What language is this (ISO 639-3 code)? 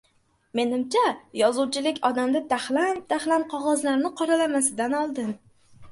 uzb